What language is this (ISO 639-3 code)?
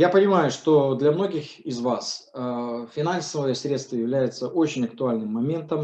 rus